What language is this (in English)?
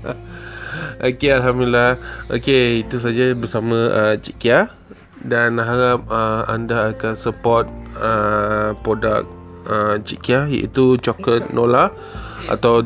Malay